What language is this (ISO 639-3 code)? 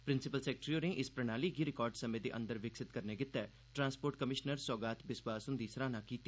doi